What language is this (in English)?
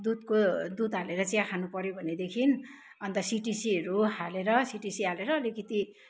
Nepali